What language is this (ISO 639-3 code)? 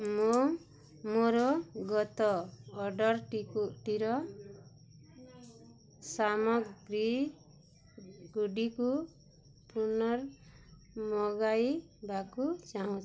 ori